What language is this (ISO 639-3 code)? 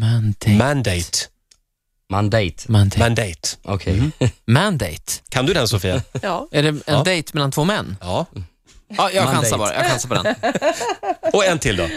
swe